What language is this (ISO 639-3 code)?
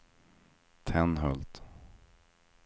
swe